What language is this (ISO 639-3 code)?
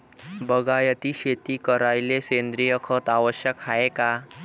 mar